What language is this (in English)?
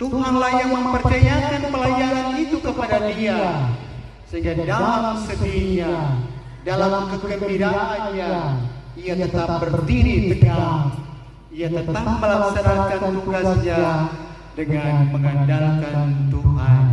Indonesian